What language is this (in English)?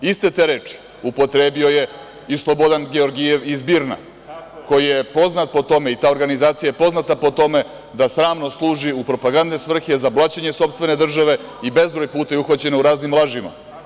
Serbian